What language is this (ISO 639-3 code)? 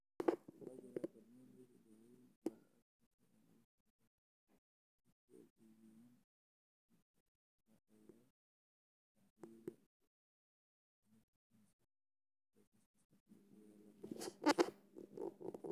som